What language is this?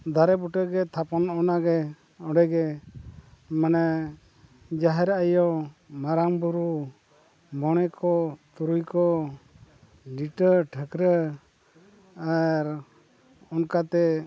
Santali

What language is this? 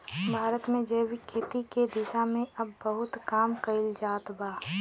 Bhojpuri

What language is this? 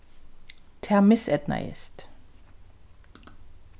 Faroese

